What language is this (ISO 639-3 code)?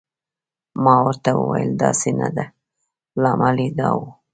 pus